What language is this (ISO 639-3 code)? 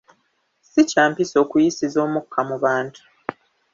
lug